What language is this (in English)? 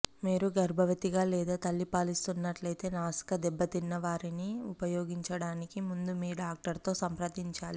Telugu